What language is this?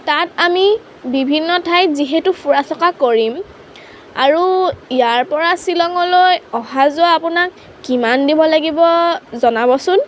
Assamese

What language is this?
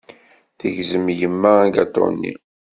Kabyle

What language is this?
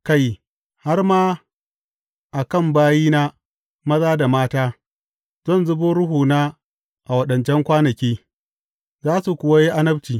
Hausa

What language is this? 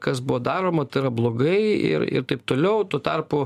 Lithuanian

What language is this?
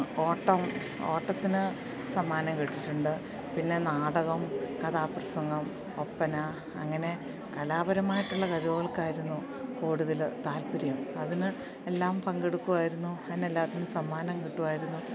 Malayalam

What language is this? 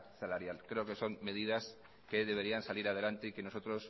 Spanish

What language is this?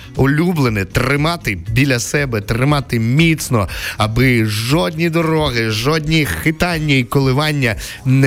Ukrainian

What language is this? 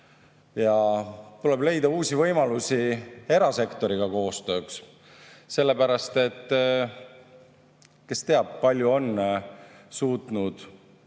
Estonian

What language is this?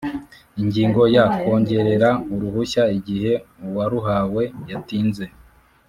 Kinyarwanda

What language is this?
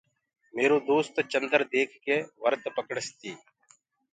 Gurgula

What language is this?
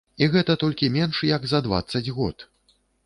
Belarusian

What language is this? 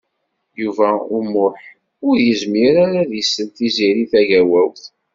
Kabyle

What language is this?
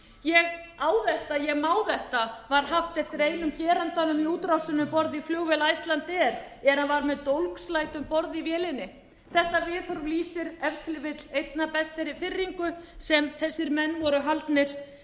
Icelandic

